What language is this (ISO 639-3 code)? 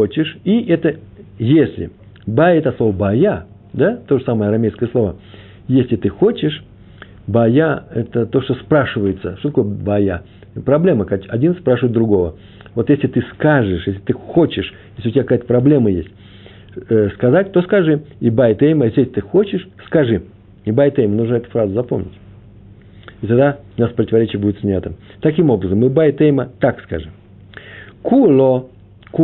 rus